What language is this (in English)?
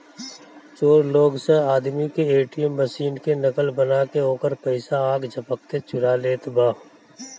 Bhojpuri